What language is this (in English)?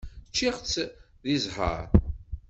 Kabyle